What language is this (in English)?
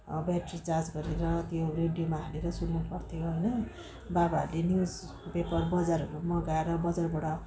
Nepali